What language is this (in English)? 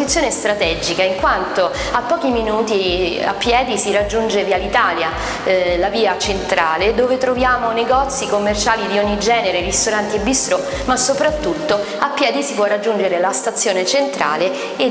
Italian